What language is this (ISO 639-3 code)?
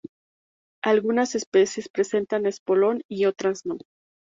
spa